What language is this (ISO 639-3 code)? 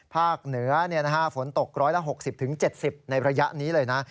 tha